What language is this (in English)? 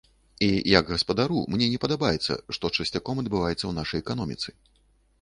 Belarusian